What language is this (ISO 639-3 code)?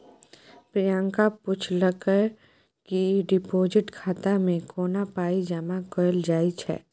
mai